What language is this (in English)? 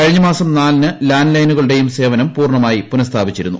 Malayalam